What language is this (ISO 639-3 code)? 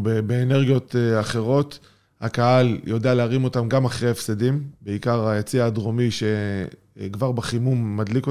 heb